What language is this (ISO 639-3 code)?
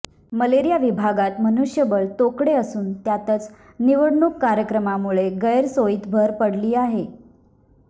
mar